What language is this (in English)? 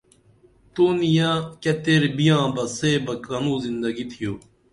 Dameli